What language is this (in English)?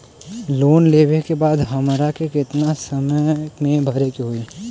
Bhojpuri